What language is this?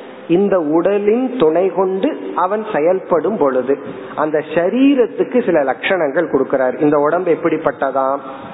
Tamil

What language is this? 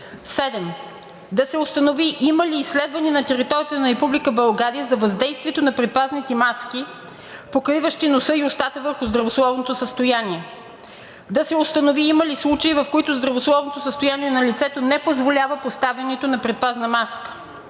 Bulgarian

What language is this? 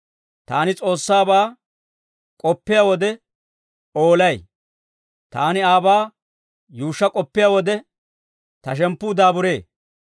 Dawro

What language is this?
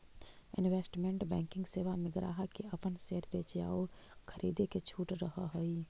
Magahi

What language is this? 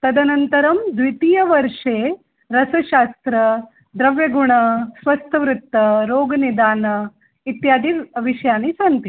Sanskrit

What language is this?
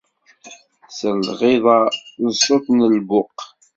Kabyle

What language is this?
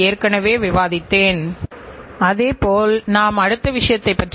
Tamil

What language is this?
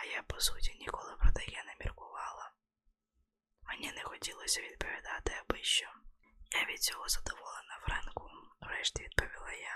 Ukrainian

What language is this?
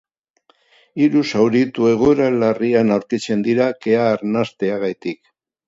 Basque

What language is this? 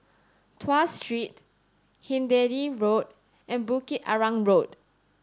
English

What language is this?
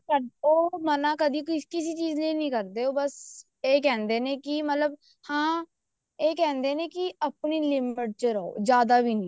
Punjabi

